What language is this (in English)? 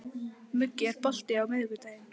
Icelandic